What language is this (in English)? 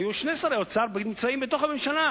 Hebrew